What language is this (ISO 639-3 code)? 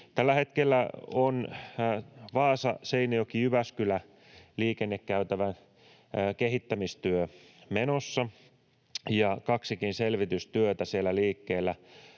fin